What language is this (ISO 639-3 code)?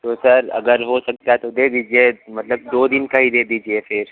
hin